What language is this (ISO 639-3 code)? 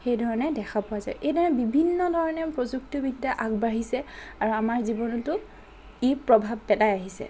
asm